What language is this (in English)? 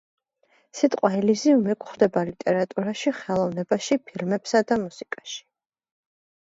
Georgian